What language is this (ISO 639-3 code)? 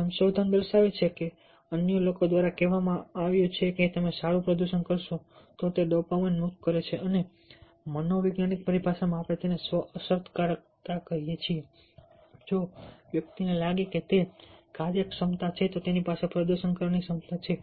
guj